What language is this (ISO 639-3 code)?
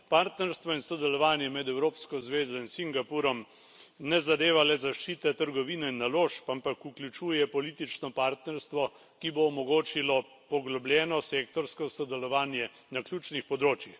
slv